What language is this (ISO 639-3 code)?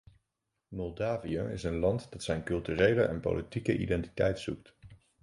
nld